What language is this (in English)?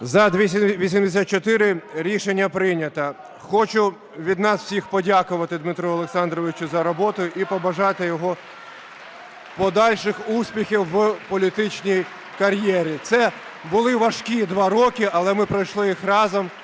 Ukrainian